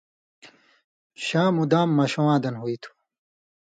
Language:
Indus Kohistani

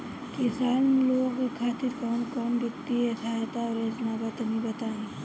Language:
Bhojpuri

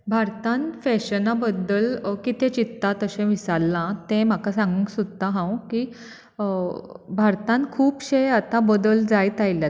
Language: Konkani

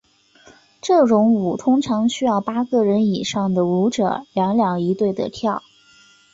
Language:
Chinese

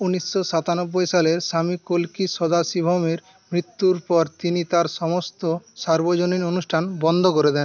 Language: Bangla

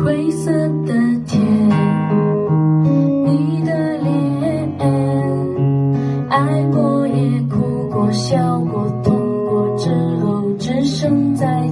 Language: Chinese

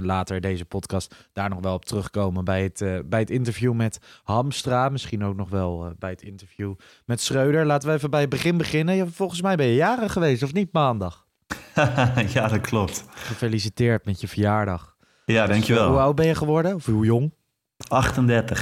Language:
Dutch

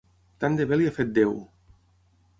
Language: Catalan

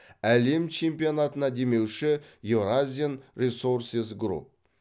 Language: Kazakh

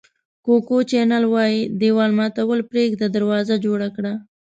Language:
Pashto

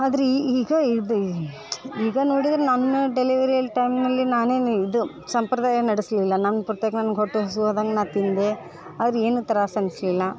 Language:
Kannada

